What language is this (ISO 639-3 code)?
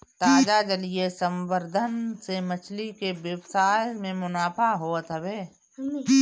bho